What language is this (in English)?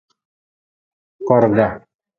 Nawdm